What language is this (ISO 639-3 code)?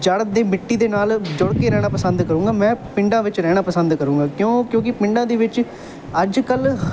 pan